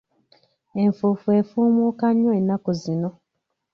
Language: Ganda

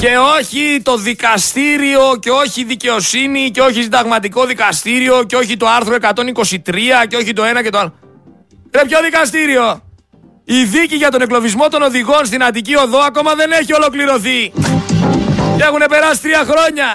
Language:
Greek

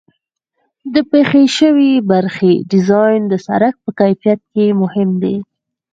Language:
Pashto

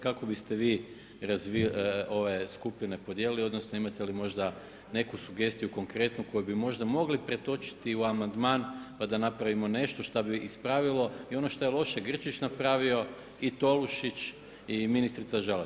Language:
Croatian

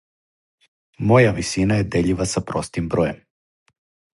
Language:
Serbian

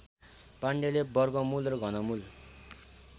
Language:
Nepali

